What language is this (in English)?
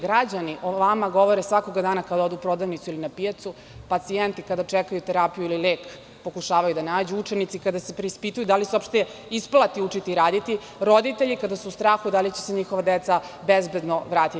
Serbian